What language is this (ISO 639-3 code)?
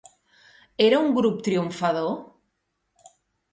cat